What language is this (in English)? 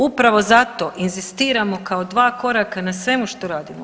Croatian